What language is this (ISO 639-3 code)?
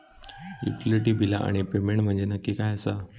mar